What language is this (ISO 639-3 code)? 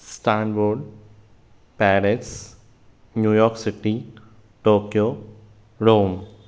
snd